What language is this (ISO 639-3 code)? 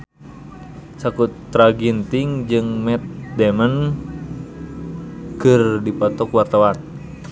sun